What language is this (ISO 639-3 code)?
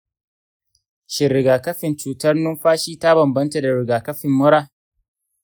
hau